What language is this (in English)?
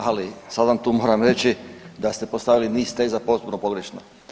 Croatian